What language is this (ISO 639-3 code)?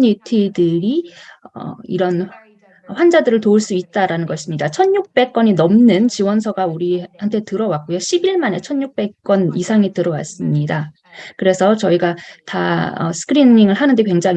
kor